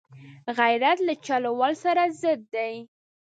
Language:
Pashto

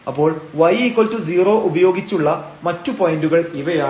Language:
Malayalam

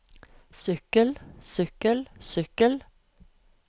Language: Norwegian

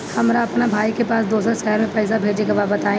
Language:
Bhojpuri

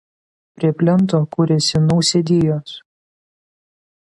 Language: Lithuanian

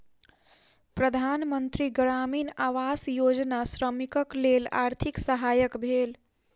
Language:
Maithili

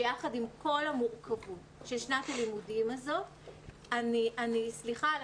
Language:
Hebrew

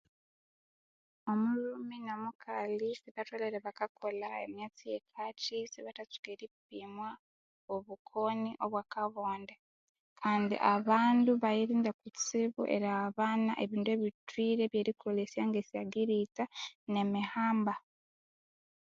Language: Konzo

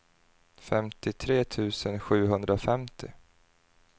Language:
Swedish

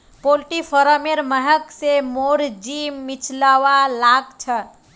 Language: Magahi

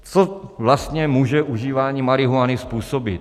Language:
Czech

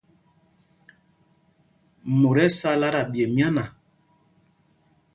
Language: Mpumpong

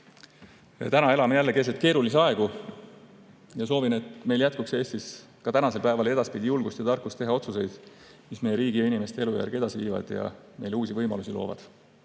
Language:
Estonian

